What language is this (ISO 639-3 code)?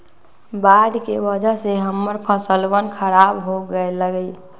mag